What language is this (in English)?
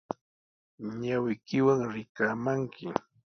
Sihuas Ancash Quechua